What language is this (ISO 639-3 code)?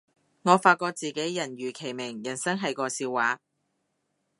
yue